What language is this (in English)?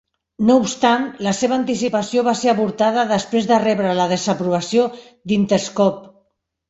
Catalan